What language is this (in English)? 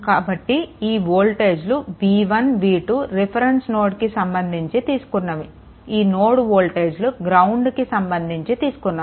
Telugu